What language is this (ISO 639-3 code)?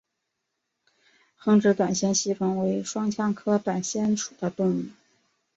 zho